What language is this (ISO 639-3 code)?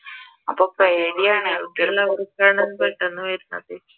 mal